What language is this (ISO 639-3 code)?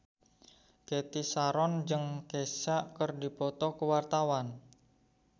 sun